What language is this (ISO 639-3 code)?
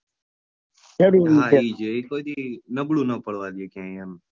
guj